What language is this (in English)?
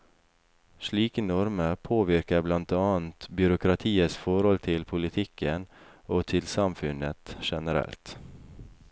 Norwegian